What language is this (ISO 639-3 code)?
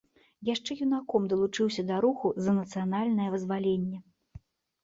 bel